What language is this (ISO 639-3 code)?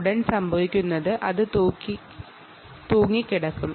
mal